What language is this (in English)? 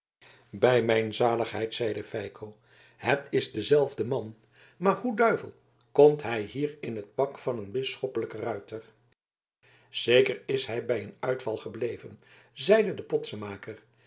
Dutch